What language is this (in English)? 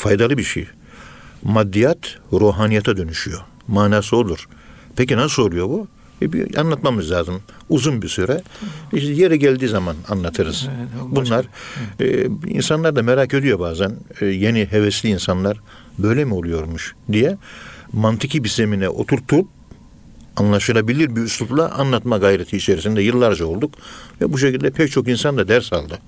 Turkish